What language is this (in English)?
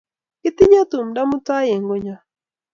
Kalenjin